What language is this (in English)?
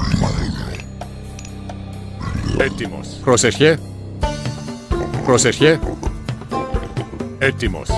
Greek